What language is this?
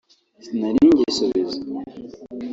Kinyarwanda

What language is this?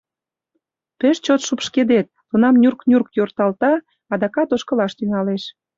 Mari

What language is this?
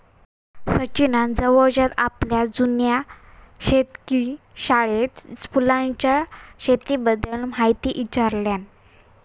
Marathi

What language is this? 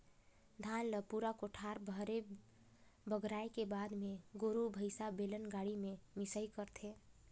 Chhattisgarhi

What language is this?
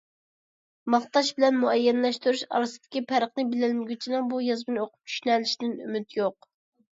Uyghur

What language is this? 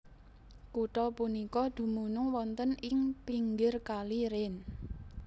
Javanese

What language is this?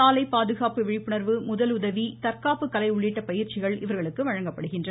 Tamil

